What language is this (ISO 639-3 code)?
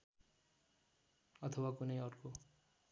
nep